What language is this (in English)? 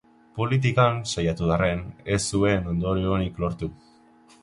Basque